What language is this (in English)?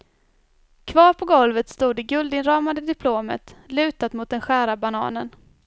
Swedish